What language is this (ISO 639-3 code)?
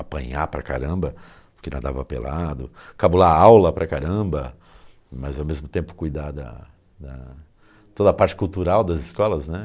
por